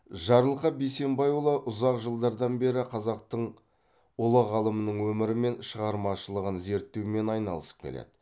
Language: Kazakh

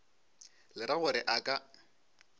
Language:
Northern Sotho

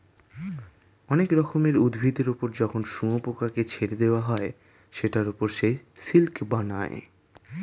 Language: Bangla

